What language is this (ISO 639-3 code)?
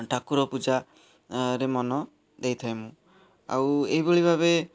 ori